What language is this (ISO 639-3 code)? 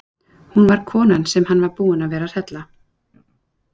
isl